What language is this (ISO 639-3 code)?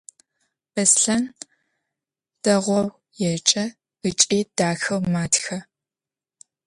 ady